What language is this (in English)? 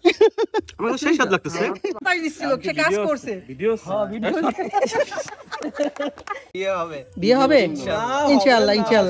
Arabic